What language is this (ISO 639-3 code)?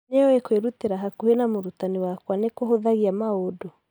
kik